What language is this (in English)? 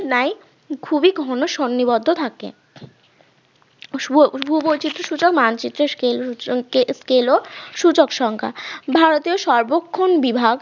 Bangla